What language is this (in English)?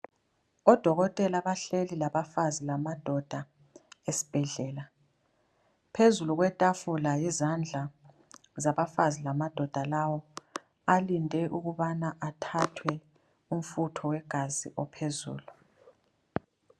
North Ndebele